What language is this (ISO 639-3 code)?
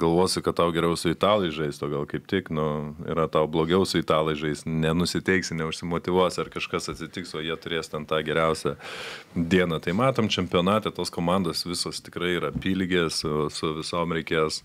lit